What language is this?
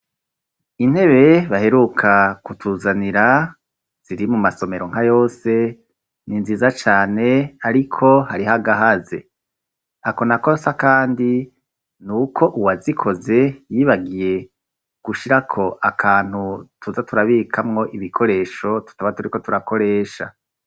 Rundi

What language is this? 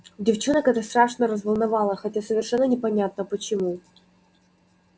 Russian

